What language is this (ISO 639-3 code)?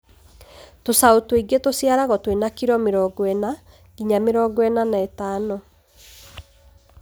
kik